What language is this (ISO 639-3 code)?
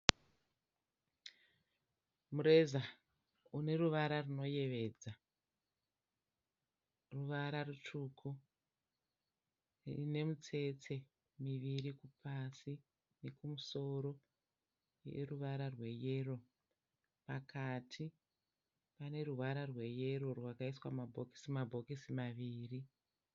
sna